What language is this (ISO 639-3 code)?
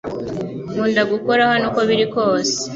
kin